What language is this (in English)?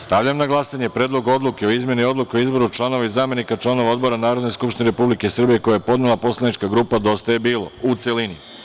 Serbian